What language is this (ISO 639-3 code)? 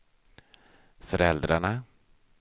swe